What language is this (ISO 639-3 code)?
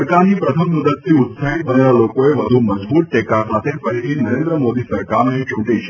guj